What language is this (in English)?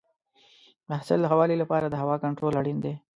Pashto